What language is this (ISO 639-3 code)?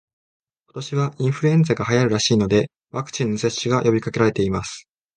jpn